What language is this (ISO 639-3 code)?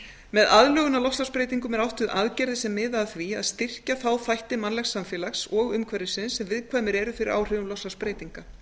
isl